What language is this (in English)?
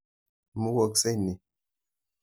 Kalenjin